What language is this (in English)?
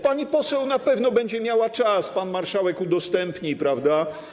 Polish